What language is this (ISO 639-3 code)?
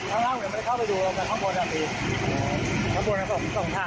tha